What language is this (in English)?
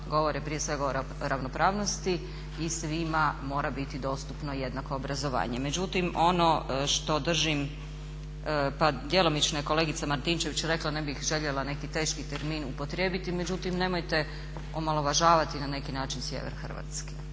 Croatian